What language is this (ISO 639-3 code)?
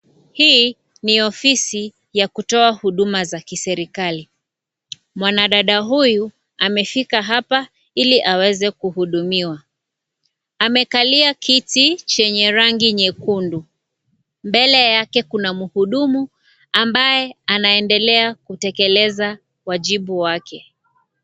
swa